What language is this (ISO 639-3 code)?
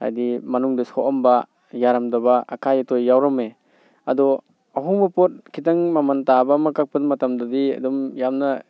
mni